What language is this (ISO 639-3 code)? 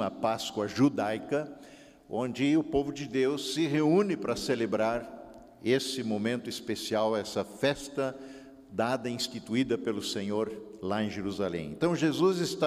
por